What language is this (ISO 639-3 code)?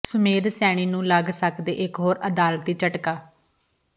pan